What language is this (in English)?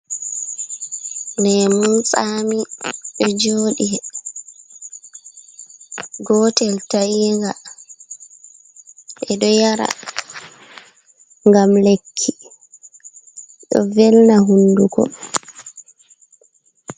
Fula